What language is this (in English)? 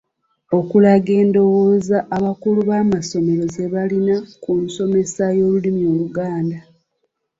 Ganda